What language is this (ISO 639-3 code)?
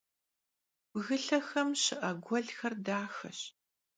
kbd